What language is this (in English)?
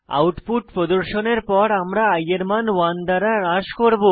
Bangla